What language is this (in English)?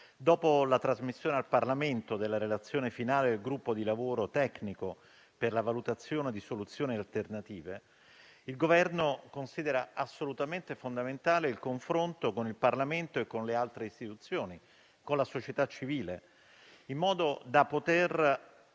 Italian